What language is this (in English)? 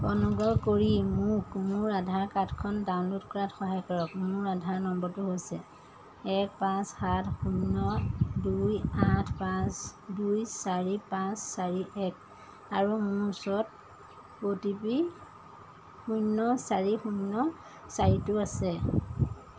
Assamese